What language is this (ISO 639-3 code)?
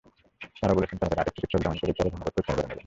ben